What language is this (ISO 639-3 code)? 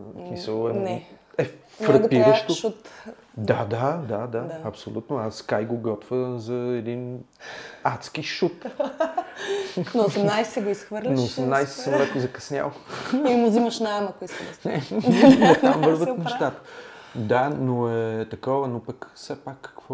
bul